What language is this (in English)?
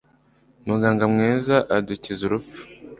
Kinyarwanda